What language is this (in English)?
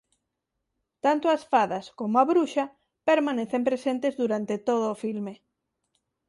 Galician